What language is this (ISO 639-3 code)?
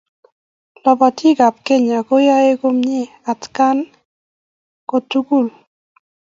kln